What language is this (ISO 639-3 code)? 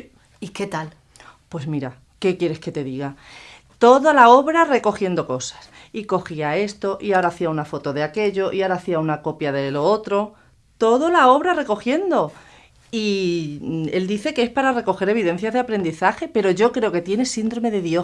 spa